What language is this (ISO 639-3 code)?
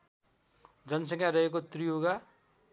nep